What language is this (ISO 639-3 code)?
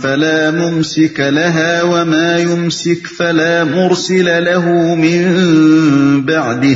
urd